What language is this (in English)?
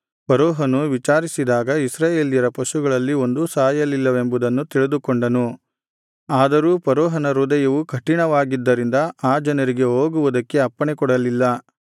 Kannada